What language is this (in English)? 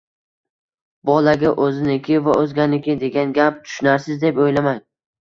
Uzbek